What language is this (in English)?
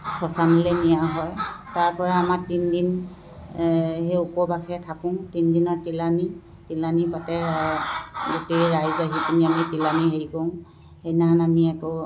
Assamese